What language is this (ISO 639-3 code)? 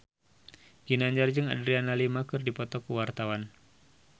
sun